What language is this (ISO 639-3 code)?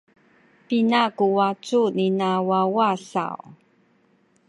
szy